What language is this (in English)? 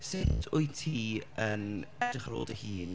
Welsh